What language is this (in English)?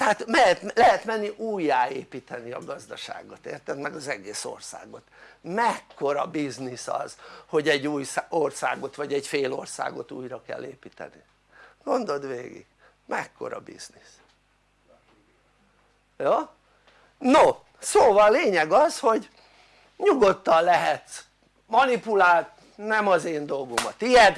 Hungarian